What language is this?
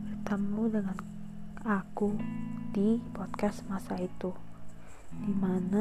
Indonesian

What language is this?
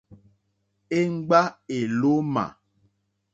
Mokpwe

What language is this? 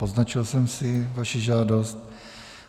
Czech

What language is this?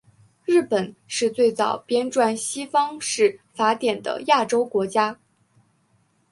Chinese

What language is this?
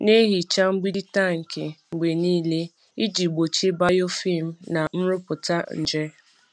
Igbo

